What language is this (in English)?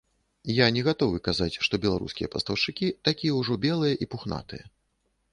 Belarusian